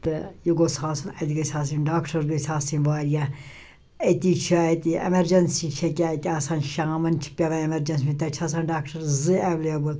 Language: Kashmiri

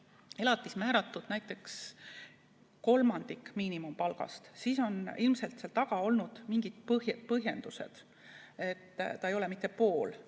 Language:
Estonian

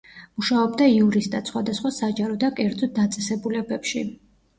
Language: Georgian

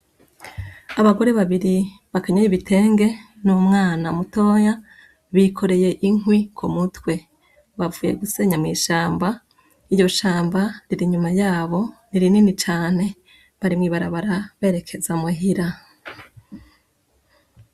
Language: Rundi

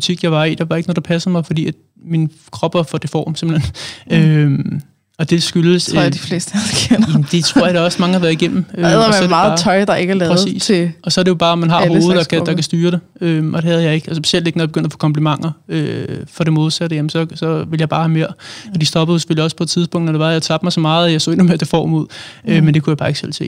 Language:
Danish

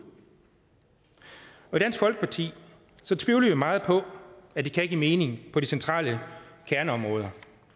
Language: Danish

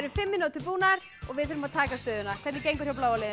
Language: Icelandic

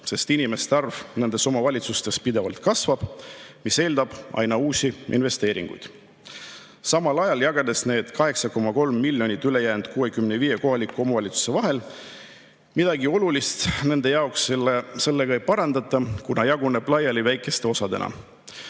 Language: Estonian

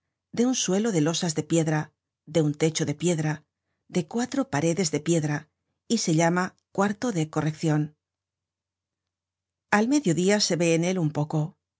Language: Spanish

